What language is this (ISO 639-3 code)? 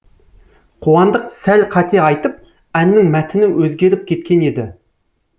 kaz